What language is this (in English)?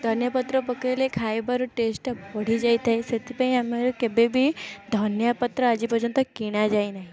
Odia